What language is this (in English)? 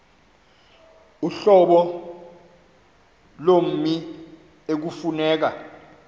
Xhosa